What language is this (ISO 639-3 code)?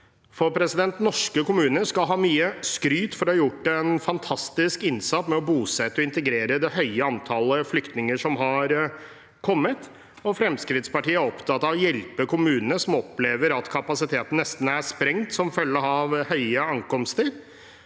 nor